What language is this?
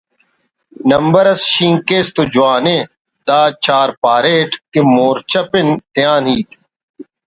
Brahui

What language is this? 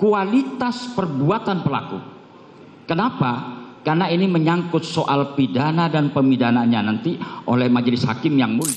Indonesian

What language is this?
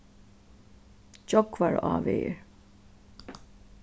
Faroese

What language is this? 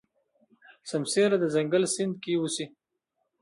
Pashto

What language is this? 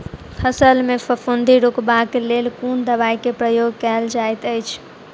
Maithili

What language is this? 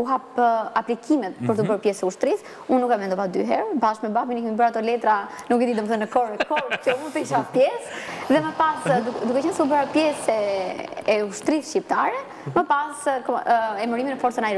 Romanian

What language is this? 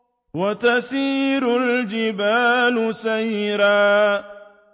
Arabic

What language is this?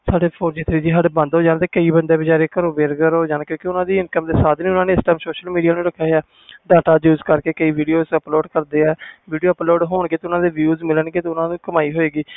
Punjabi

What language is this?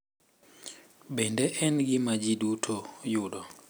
Luo (Kenya and Tanzania)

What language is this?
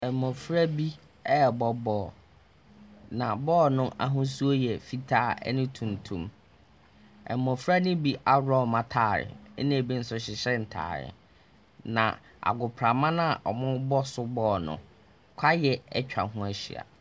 Akan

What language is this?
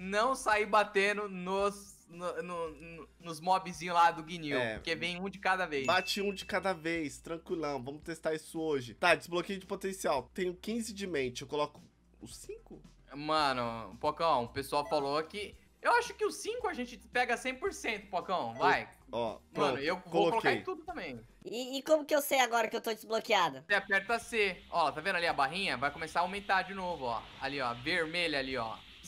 Portuguese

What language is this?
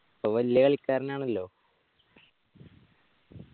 Malayalam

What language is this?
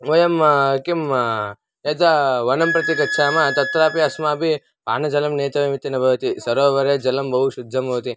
Sanskrit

